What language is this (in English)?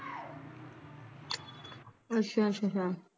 Punjabi